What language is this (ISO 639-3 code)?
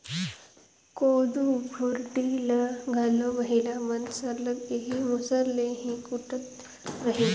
hne